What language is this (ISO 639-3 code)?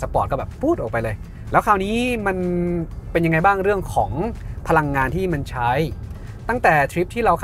tha